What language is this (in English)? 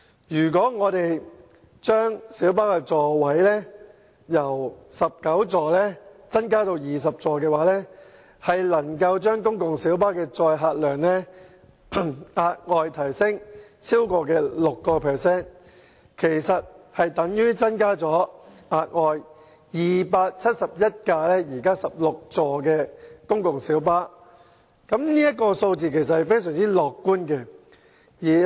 Cantonese